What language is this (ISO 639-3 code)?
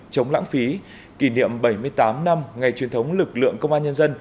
vie